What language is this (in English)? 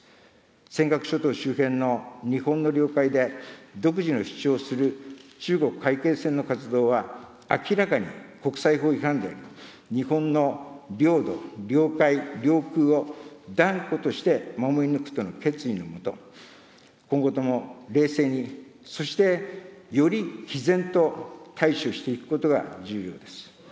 Japanese